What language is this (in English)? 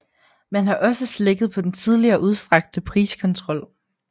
Danish